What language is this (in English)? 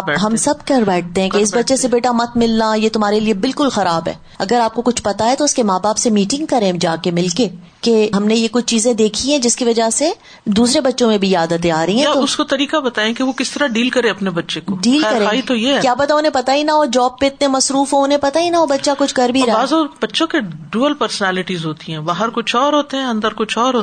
Urdu